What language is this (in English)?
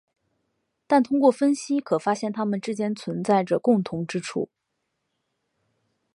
Chinese